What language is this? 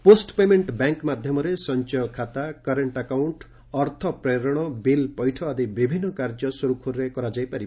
Odia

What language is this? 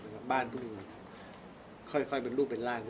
Thai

